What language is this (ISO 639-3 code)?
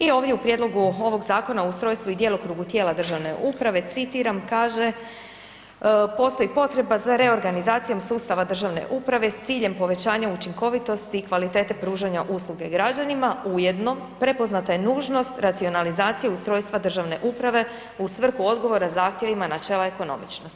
hrv